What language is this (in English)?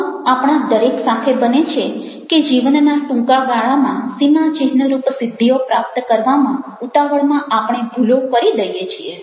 Gujarati